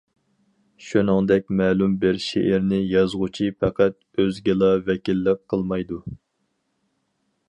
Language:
Uyghur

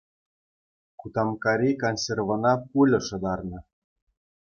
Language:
Chuvash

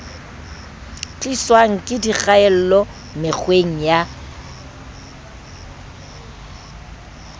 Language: Southern Sotho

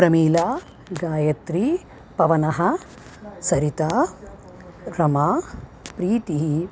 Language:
Sanskrit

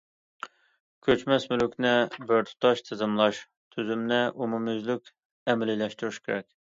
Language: Uyghur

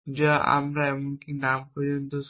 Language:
Bangla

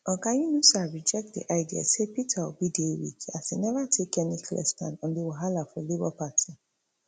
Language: Nigerian Pidgin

